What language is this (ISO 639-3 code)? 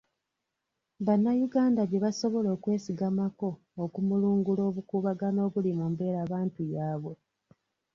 lug